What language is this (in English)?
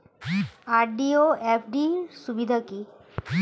Bangla